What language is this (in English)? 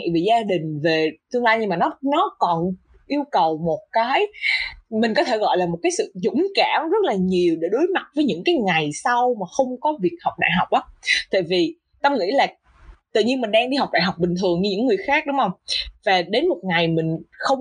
Vietnamese